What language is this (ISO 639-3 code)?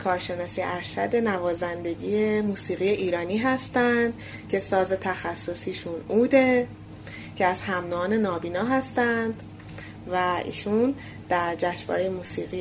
fas